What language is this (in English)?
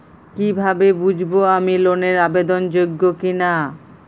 Bangla